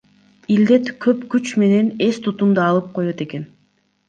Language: Kyrgyz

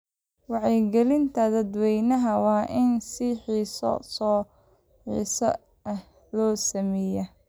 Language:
Somali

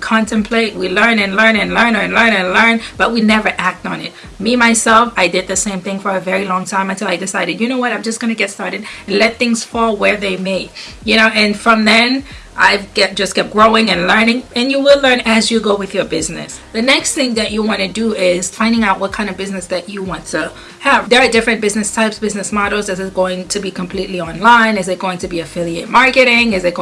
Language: English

